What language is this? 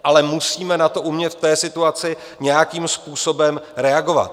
Czech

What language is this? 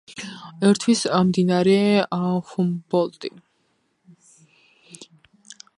Georgian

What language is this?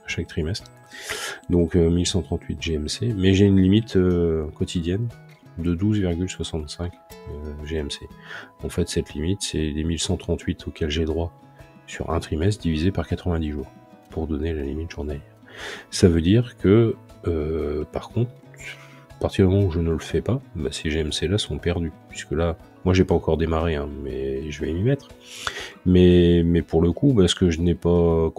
French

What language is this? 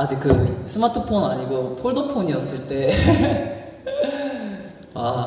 Korean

